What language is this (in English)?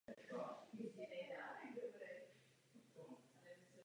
Czech